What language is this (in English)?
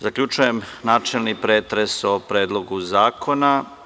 Serbian